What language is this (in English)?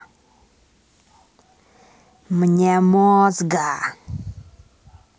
Russian